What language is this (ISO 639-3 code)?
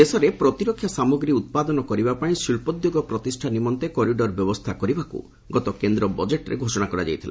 ori